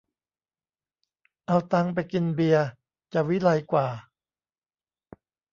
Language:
Thai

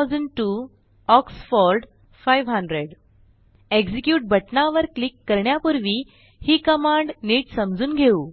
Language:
Marathi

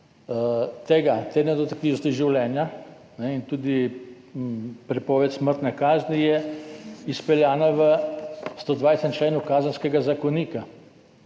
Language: Slovenian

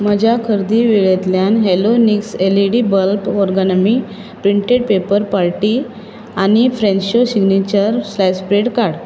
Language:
Konkani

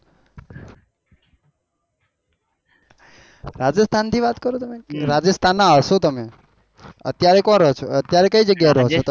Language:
Gujarati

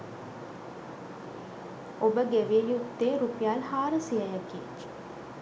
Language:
Sinhala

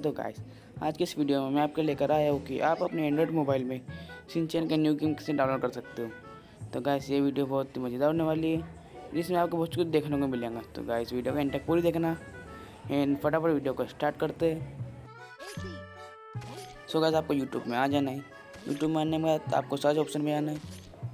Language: Hindi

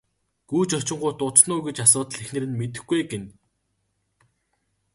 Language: Mongolian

